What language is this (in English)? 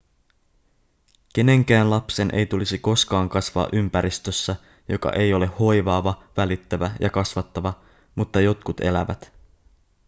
Finnish